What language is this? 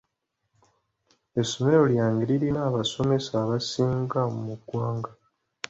Ganda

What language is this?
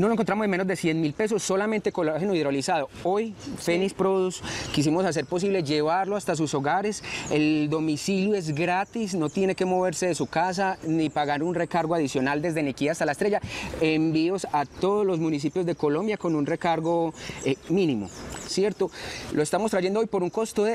Spanish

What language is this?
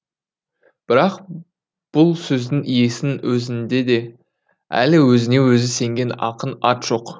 Kazakh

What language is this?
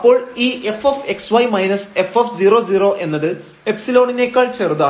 Malayalam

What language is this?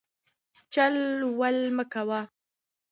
Pashto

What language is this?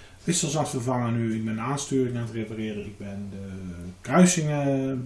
Dutch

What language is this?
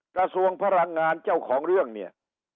Thai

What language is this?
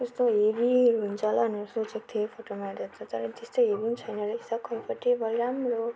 Nepali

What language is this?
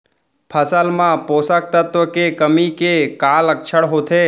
Chhattisgarhi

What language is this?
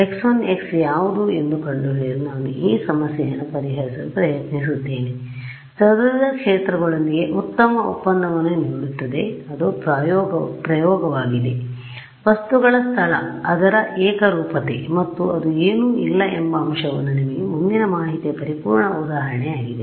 Kannada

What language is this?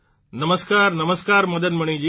Gujarati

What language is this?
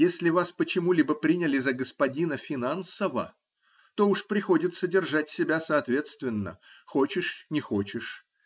Russian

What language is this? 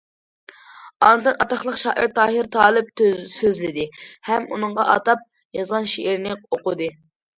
Uyghur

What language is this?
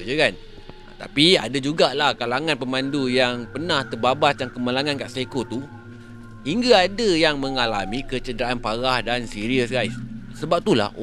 Malay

